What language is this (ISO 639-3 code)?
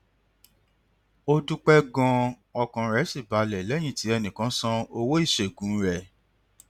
yor